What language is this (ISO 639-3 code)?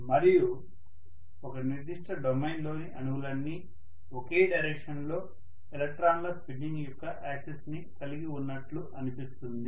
tel